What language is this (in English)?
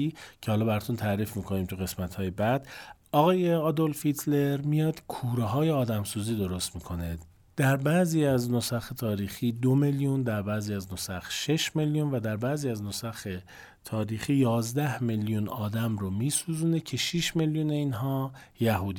Persian